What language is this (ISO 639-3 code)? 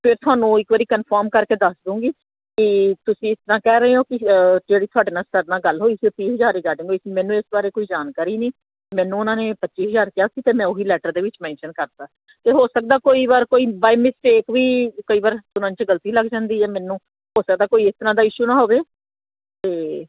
pan